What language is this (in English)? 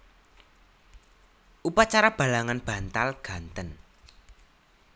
Javanese